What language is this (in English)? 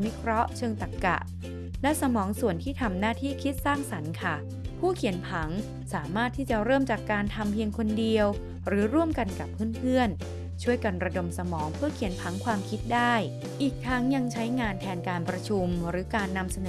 Thai